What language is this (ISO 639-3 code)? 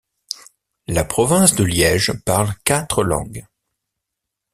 fra